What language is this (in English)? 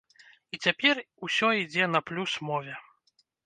Belarusian